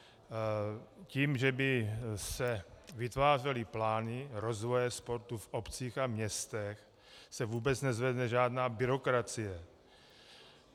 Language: Czech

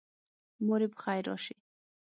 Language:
Pashto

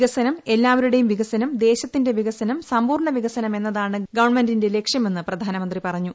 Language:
Malayalam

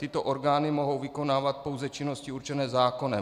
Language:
Czech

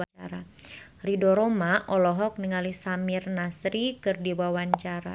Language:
Sundanese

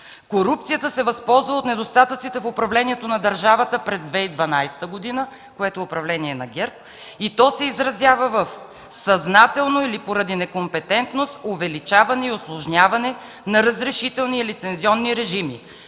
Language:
Bulgarian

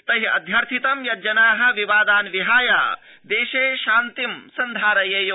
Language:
Sanskrit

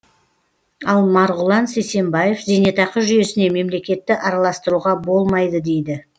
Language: Kazakh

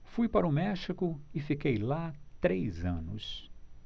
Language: Portuguese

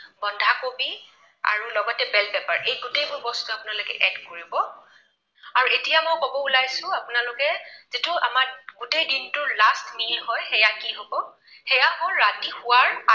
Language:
Assamese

